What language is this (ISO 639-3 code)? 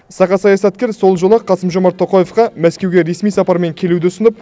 kaz